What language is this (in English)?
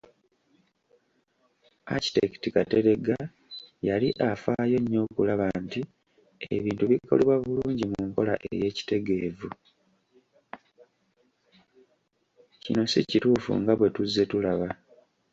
Ganda